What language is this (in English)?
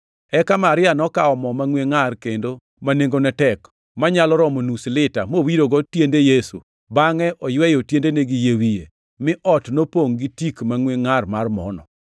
Luo (Kenya and Tanzania)